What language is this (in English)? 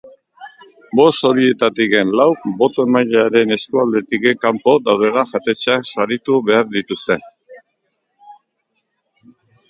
Basque